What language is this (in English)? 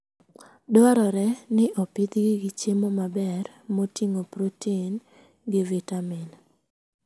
Luo (Kenya and Tanzania)